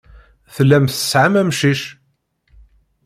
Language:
Kabyle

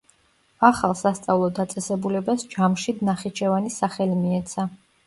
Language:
Georgian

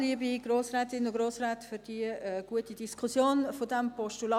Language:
Swiss German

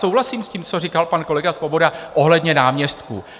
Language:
Czech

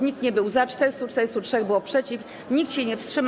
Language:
Polish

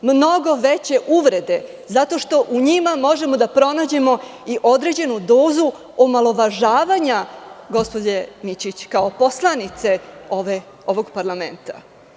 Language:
Serbian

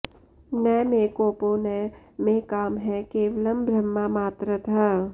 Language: Sanskrit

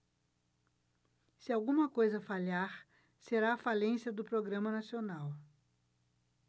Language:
Portuguese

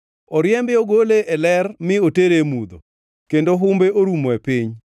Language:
Luo (Kenya and Tanzania)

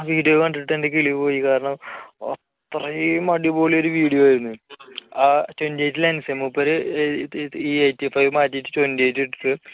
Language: Malayalam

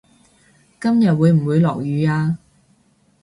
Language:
Cantonese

